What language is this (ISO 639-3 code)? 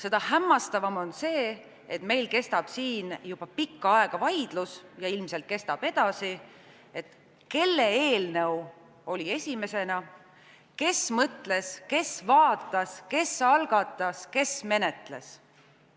est